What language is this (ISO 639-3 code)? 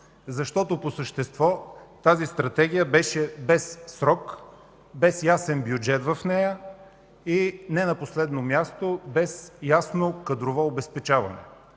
bul